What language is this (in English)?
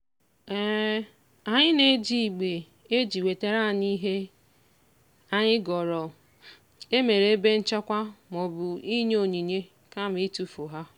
Igbo